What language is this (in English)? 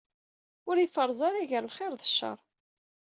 Kabyle